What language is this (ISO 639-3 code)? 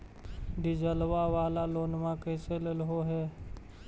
mag